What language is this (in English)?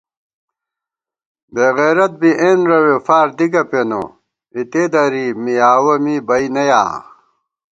Gawar-Bati